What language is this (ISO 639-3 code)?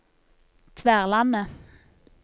nor